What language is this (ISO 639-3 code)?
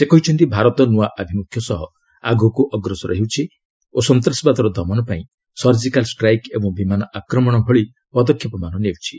ori